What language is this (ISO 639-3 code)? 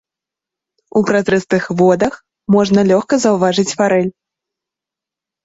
bel